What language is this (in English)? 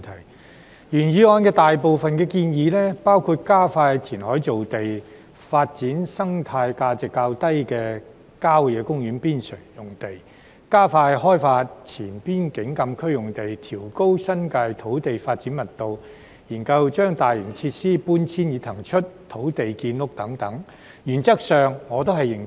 Cantonese